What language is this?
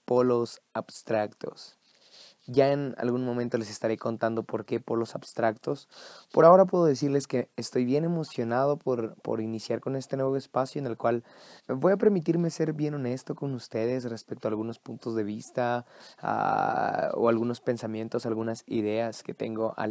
Spanish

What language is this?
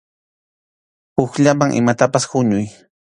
Arequipa-La Unión Quechua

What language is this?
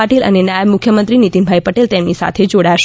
Gujarati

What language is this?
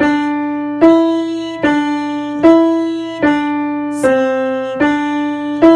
Korean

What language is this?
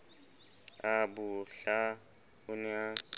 Southern Sotho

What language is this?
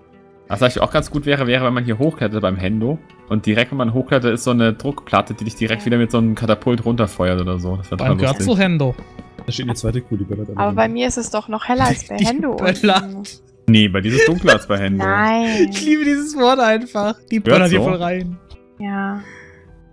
German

